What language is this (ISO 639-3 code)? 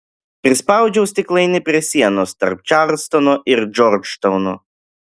lit